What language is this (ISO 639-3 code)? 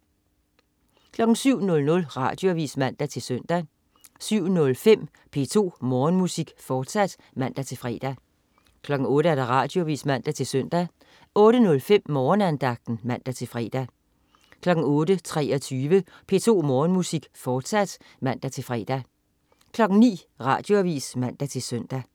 dan